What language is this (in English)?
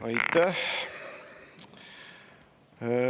Estonian